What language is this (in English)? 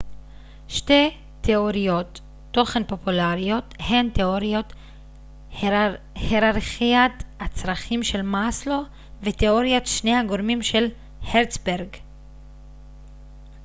Hebrew